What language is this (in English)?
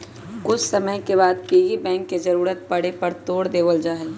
Magahi